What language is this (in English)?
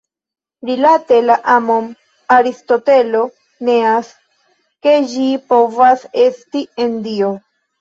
Esperanto